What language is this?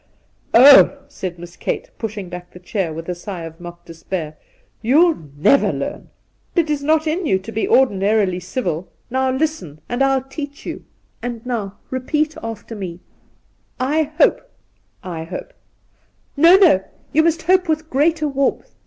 English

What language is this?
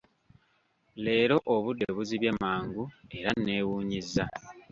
Ganda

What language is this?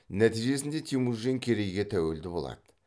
Kazakh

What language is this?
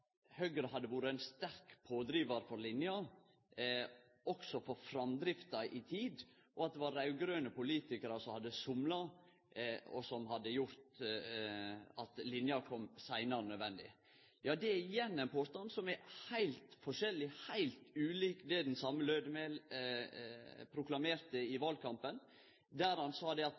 Norwegian Nynorsk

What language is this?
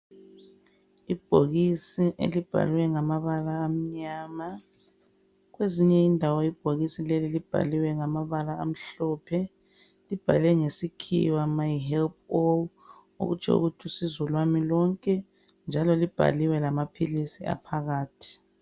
North Ndebele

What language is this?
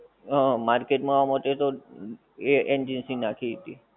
Gujarati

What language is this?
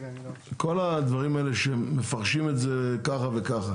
Hebrew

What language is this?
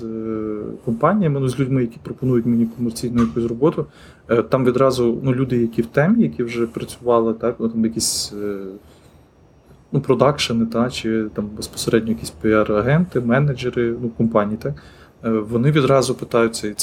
Ukrainian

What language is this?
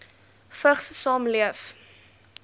Afrikaans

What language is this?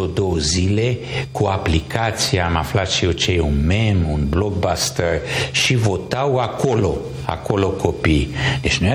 Romanian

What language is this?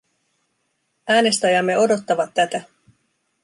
Finnish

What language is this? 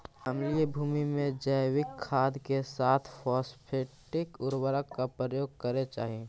Magahi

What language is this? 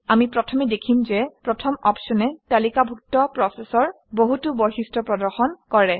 Assamese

